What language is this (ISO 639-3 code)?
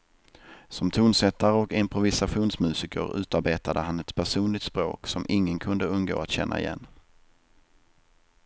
swe